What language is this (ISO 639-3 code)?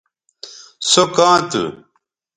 btv